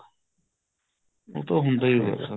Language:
Punjabi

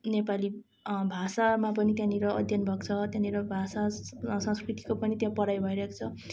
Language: Nepali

